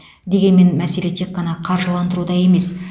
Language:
Kazakh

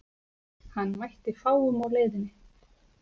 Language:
Icelandic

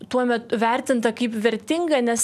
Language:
Lithuanian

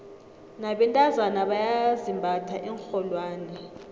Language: South Ndebele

